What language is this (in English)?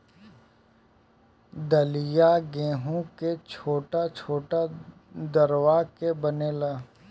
Bhojpuri